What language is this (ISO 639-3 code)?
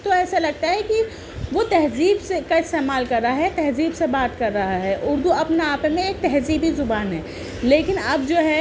urd